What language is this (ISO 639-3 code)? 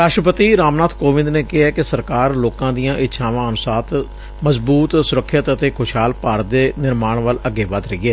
pan